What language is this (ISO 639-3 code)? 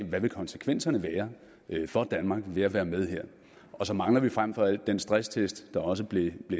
dan